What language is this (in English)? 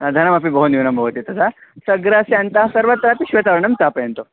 Sanskrit